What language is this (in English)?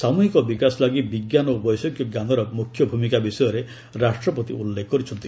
Odia